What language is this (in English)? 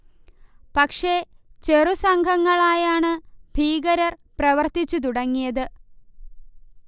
Malayalam